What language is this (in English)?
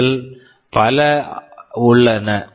Tamil